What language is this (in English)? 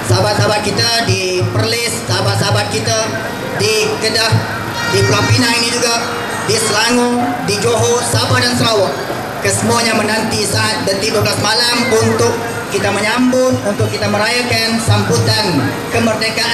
Malay